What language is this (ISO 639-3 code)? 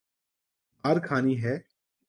urd